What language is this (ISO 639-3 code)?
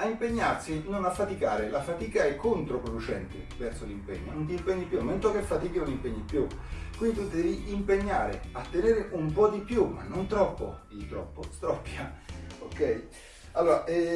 ita